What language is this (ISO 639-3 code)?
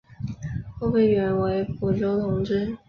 zho